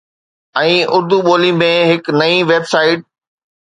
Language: Sindhi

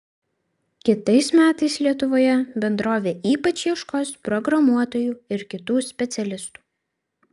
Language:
Lithuanian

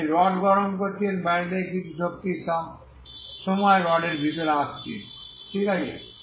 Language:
Bangla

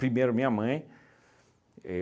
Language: Portuguese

